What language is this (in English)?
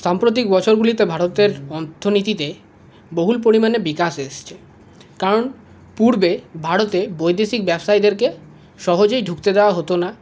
Bangla